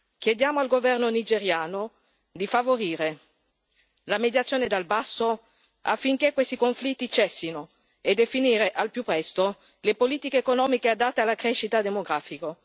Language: Italian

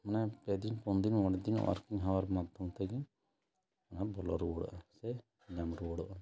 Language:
Santali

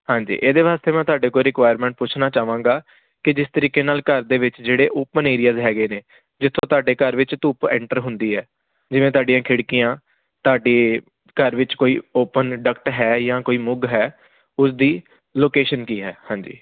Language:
Punjabi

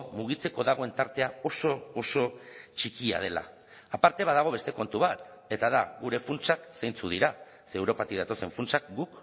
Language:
Basque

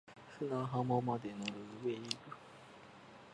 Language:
Japanese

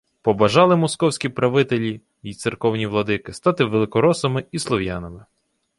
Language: Ukrainian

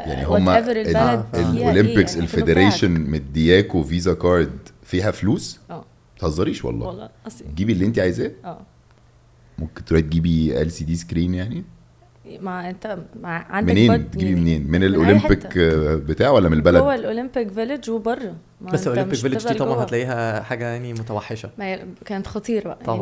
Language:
Arabic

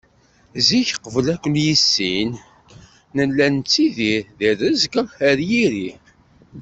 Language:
Kabyle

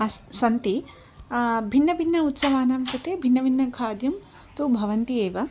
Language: Sanskrit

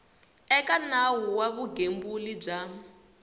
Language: Tsonga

